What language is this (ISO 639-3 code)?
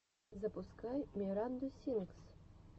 rus